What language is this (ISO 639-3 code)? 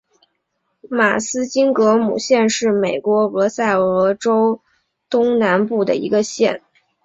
zho